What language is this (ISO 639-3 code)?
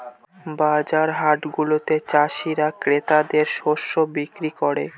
ben